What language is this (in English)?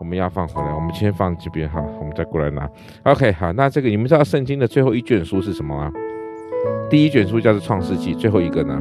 Chinese